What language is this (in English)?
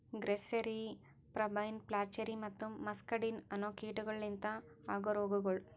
Kannada